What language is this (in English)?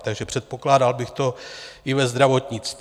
Czech